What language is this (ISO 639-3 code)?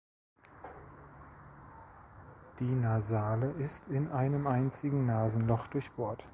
deu